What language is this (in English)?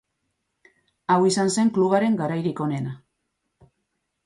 Basque